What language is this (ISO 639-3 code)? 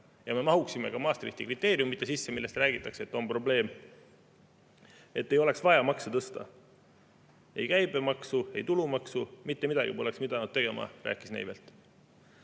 est